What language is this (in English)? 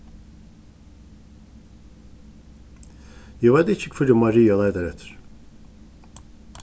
Faroese